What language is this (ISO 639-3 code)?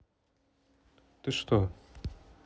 rus